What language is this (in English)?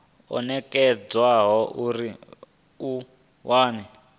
Venda